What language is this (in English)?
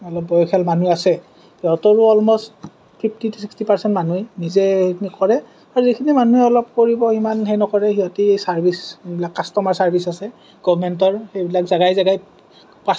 Assamese